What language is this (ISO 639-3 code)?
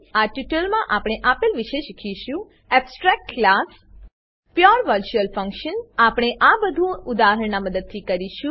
guj